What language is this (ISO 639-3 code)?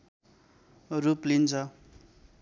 nep